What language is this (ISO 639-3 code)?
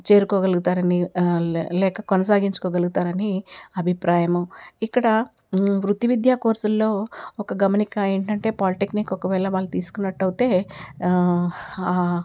tel